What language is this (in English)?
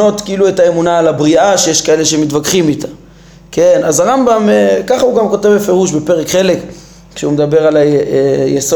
Hebrew